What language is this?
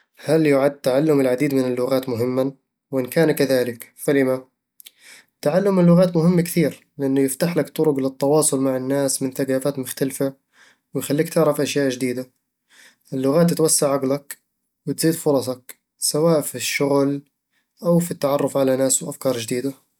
Eastern Egyptian Bedawi Arabic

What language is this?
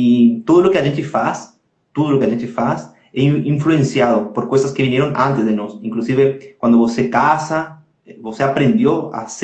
Portuguese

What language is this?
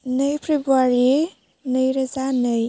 Bodo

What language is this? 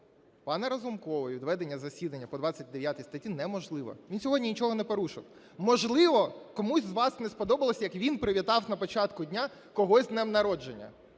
Ukrainian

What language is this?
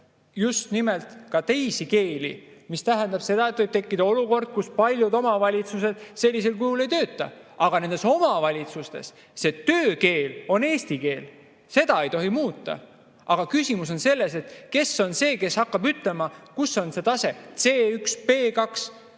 Estonian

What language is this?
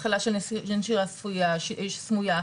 Hebrew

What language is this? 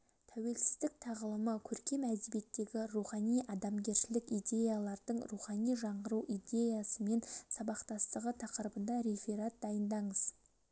Kazakh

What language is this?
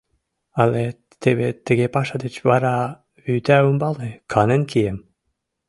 Mari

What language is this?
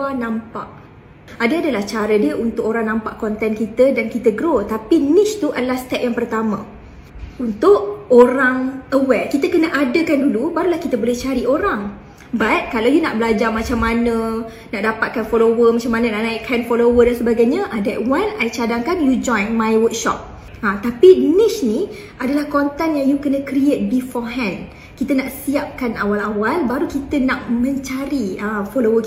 Malay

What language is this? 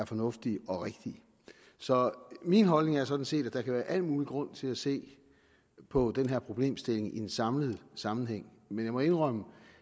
Danish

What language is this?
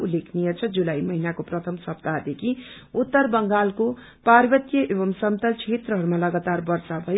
Nepali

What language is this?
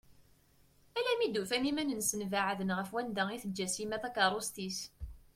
Kabyle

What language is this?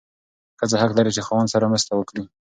Pashto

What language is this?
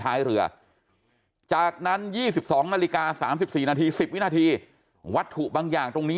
Thai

